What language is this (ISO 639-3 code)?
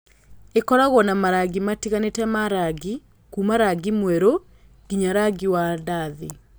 kik